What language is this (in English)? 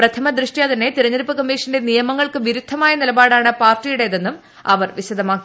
Malayalam